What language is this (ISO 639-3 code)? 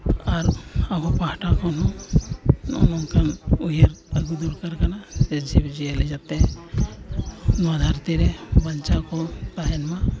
sat